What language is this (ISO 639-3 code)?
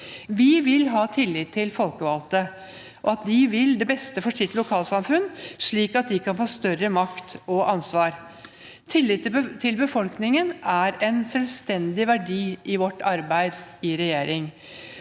nor